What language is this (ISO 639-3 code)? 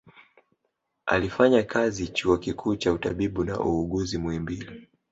swa